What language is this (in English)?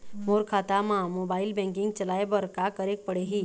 Chhattisgarhi